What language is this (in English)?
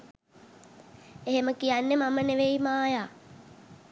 Sinhala